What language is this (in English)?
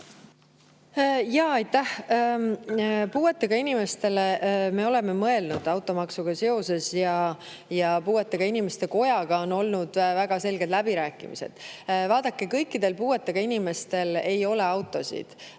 Estonian